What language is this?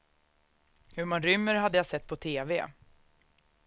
Swedish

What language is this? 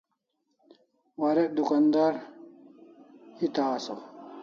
Kalasha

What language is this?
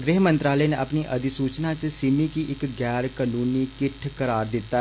Dogri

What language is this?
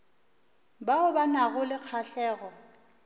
Northern Sotho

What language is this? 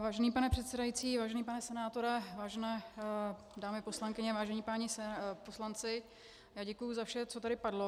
Czech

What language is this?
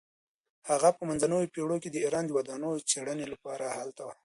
Pashto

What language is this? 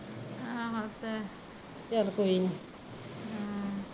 Punjabi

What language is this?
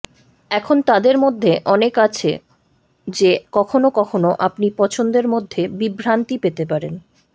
Bangla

